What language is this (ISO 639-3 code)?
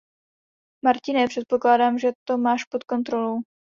ces